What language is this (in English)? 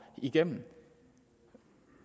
Danish